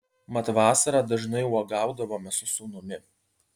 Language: Lithuanian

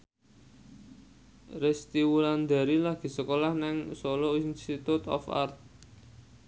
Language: Javanese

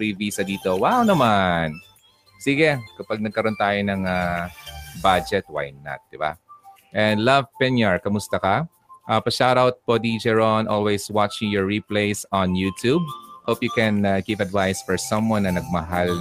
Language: Filipino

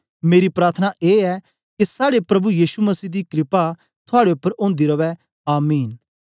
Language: Dogri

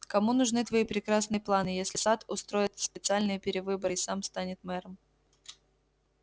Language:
Russian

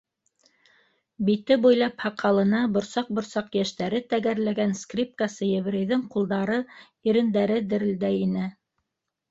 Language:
Bashkir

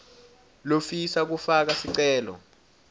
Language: Swati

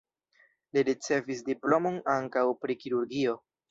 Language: Esperanto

